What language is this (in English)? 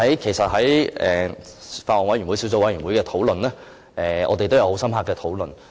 Cantonese